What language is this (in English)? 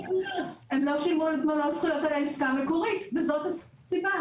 Hebrew